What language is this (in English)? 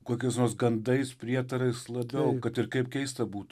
Lithuanian